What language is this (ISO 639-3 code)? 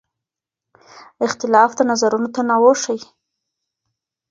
pus